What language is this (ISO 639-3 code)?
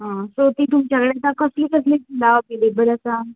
kok